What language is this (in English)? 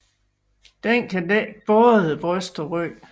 Danish